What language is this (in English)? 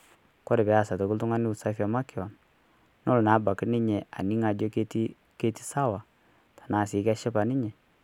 Masai